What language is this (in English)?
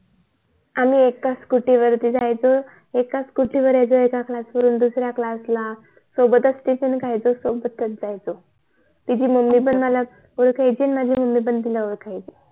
Marathi